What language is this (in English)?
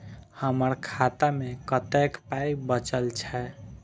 Maithili